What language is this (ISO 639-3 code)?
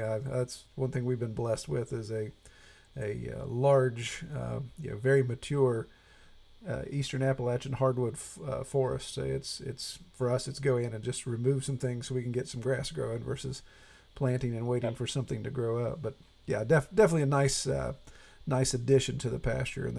eng